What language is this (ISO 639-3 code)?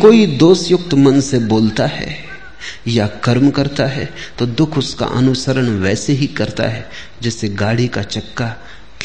hin